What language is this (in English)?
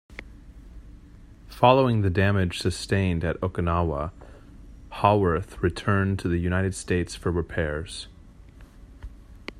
English